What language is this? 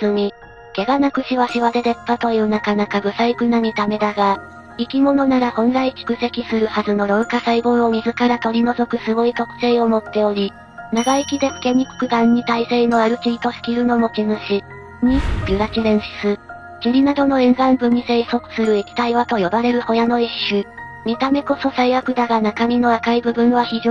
Japanese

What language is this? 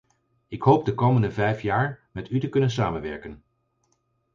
Dutch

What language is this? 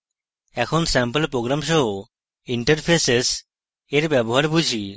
Bangla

